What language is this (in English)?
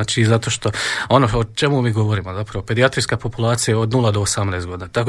Croatian